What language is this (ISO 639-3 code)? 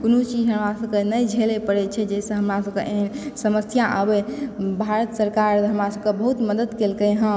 mai